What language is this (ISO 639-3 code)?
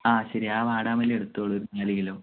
mal